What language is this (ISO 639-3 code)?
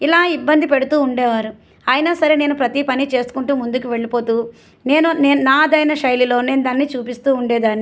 tel